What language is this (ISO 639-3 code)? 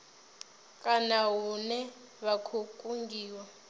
ven